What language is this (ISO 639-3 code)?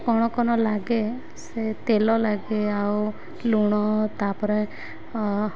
ori